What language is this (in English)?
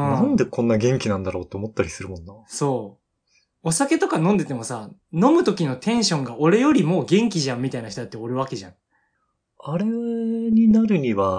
Japanese